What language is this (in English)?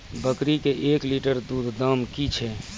Maithili